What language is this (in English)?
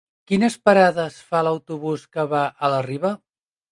Catalan